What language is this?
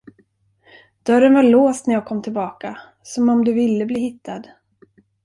Swedish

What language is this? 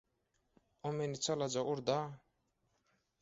Turkmen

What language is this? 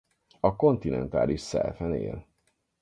Hungarian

